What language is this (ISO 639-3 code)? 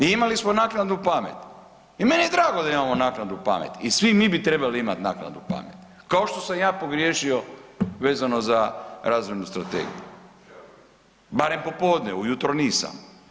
hrv